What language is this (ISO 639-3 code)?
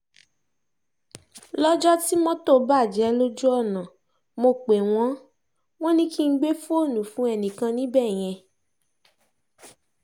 yor